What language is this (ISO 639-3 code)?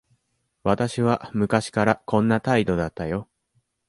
jpn